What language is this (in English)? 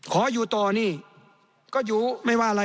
Thai